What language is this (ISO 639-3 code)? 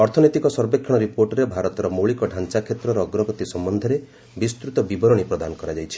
ori